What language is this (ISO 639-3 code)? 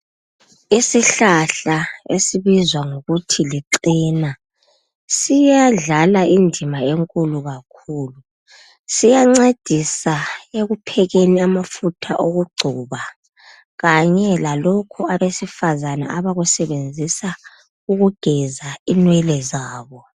nde